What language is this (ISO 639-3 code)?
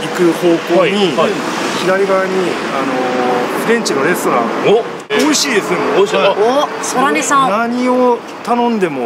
jpn